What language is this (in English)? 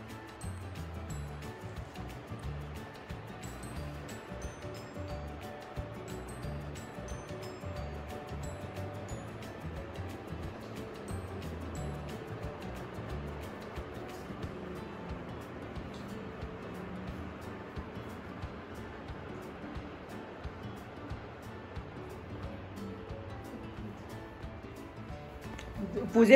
Japanese